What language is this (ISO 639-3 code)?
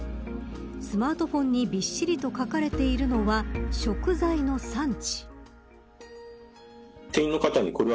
jpn